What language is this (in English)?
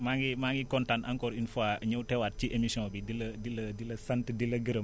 Wolof